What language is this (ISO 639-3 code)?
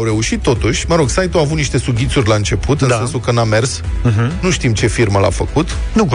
ron